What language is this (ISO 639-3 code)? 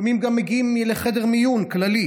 heb